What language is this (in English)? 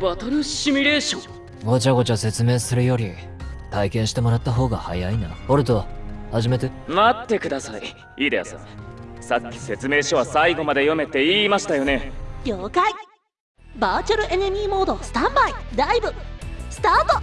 Japanese